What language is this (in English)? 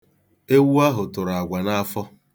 Igbo